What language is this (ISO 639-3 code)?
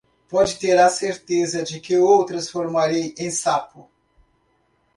por